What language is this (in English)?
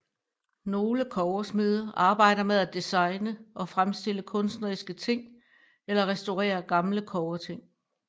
Danish